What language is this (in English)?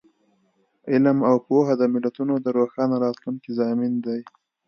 Pashto